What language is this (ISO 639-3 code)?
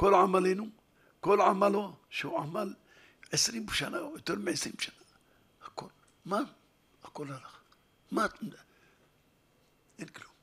heb